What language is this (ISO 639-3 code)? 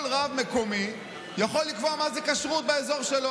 heb